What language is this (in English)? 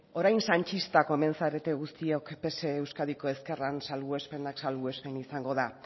Basque